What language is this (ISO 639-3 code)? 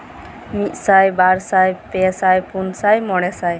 sat